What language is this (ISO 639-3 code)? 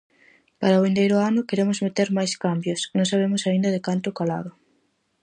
glg